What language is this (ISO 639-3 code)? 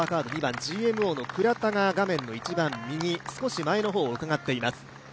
jpn